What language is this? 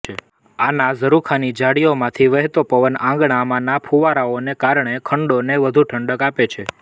Gujarati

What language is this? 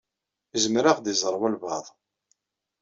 Kabyle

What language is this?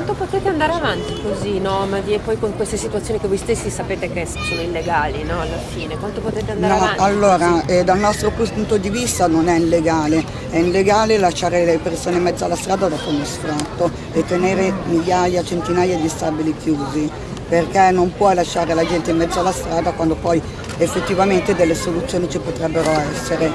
Italian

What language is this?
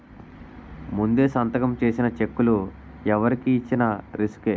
Telugu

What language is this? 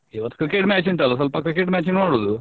Kannada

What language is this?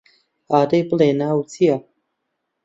Central Kurdish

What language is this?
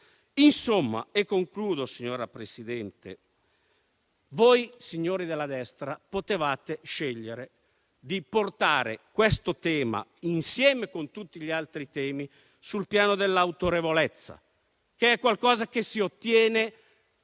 Italian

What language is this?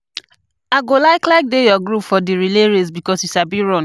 Nigerian Pidgin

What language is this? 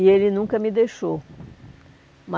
Portuguese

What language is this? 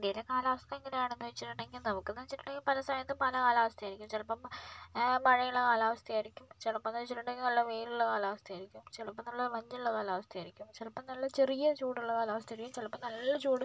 Malayalam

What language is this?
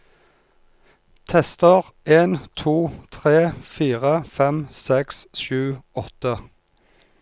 Norwegian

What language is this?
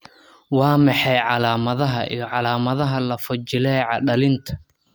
Somali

